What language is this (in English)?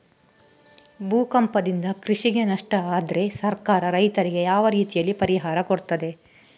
Kannada